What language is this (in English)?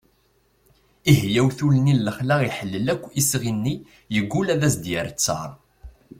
Kabyle